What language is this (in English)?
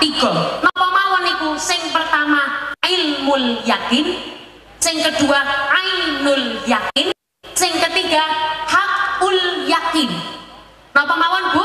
Indonesian